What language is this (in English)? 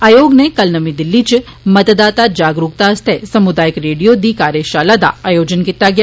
Dogri